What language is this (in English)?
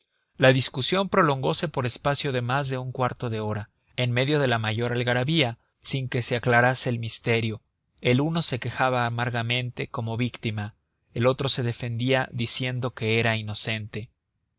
Spanish